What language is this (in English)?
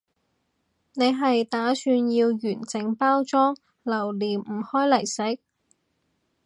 Cantonese